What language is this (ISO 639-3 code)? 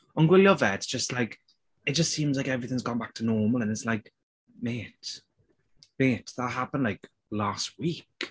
cym